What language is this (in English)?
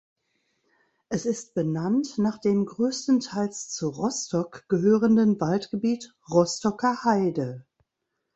German